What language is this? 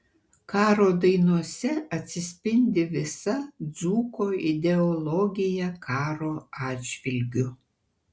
Lithuanian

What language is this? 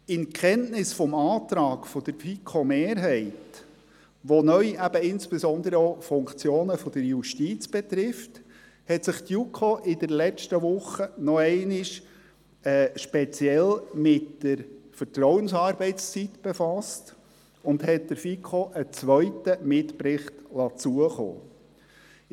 Swiss German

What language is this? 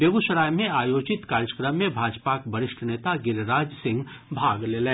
Maithili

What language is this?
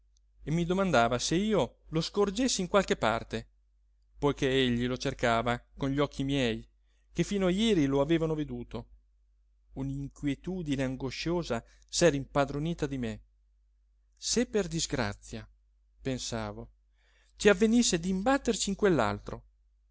Italian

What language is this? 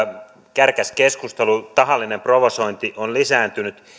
Finnish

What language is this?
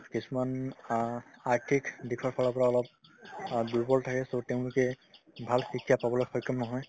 Assamese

